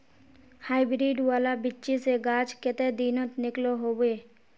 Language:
Magahi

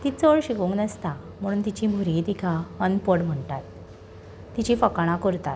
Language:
Konkani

